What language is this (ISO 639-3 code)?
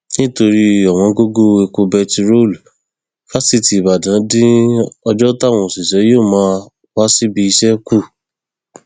yor